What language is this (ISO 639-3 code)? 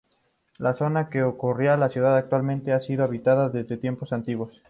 spa